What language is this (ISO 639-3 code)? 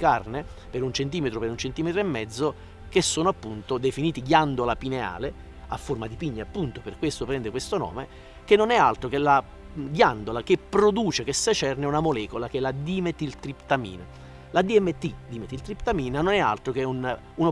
ita